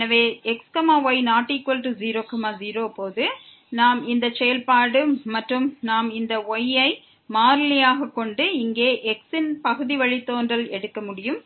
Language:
Tamil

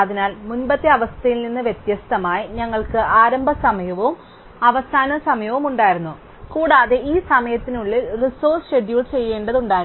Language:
Malayalam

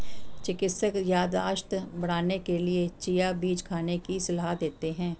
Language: Hindi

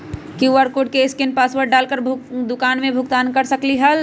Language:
Magahi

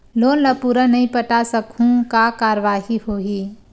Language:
Chhattisgarhi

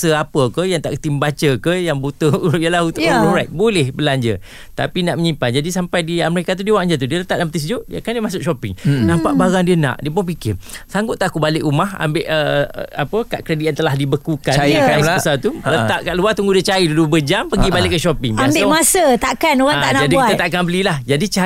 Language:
Malay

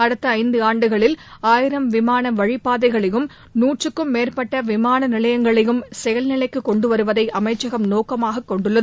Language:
Tamil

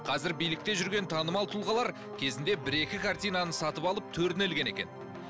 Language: Kazakh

